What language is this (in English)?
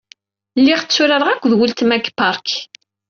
Kabyle